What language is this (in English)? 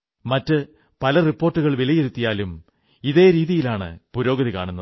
Malayalam